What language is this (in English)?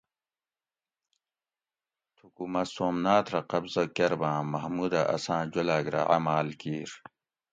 Gawri